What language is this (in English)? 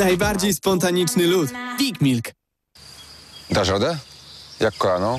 Polish